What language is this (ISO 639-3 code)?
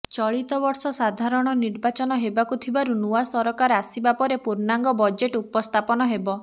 ori